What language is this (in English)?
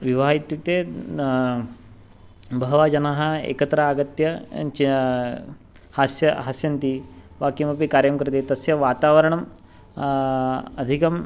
Sanskrit